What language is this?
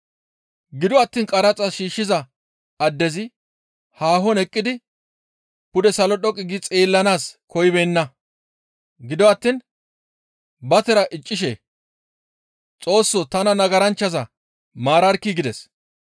Gamo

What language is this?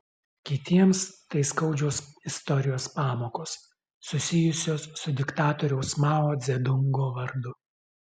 Lithuanian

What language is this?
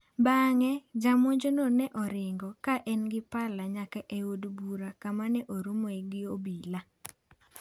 Luo (Kenya and Tanzania)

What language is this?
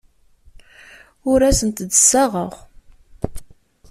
Kabyle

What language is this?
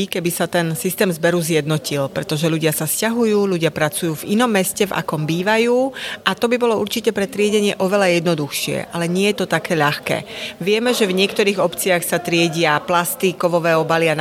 Slovak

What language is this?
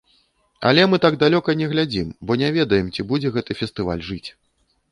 Belarusian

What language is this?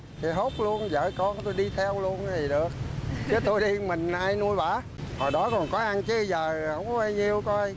Vietnamese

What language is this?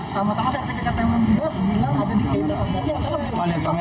Indonesian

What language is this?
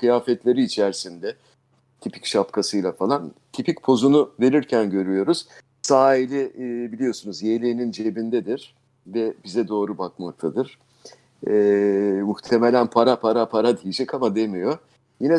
Turkish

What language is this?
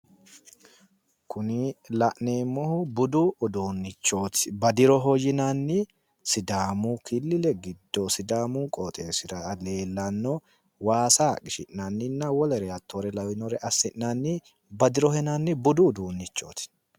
Sidamo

